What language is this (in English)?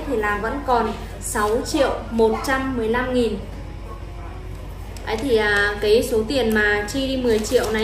Vietnamese